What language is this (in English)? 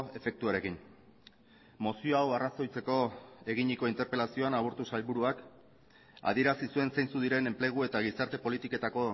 Basque